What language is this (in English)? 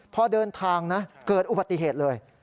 Thai